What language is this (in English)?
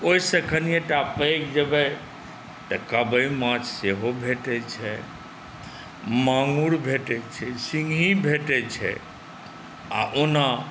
Maithili